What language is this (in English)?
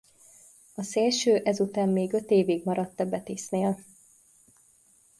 Hungarian